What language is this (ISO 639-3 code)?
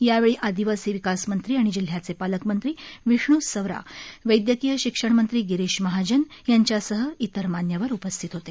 mar